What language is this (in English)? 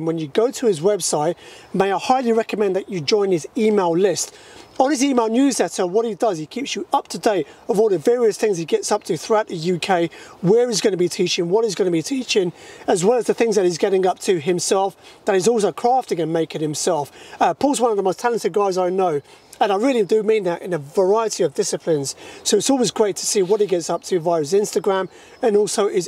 English